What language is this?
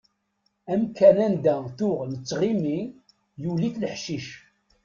Kabyle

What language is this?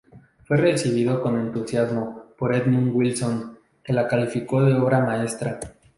Spanish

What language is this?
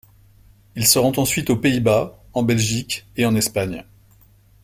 French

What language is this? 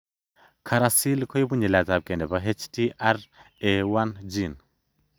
Kalenjin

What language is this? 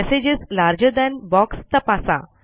Marathi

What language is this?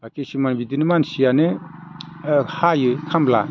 Bodo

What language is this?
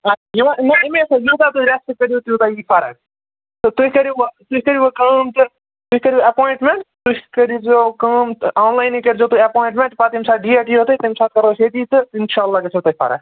Kashmiri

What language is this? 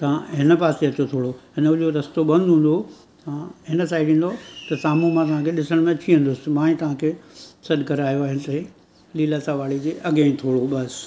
Sindhi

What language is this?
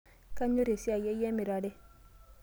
Masai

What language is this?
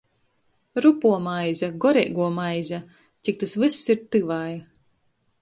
Latgalian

